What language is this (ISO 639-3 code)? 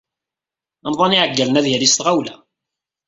kab